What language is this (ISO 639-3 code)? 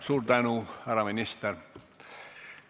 est